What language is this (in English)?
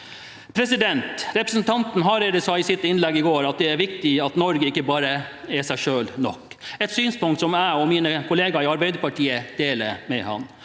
Norwegian